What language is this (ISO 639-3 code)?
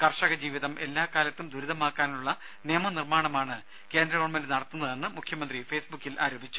mal